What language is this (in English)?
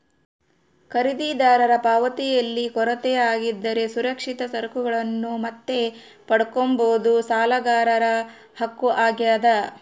Kannada